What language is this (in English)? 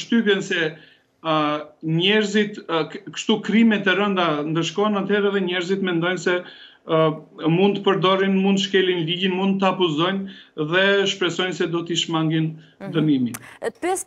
Romanian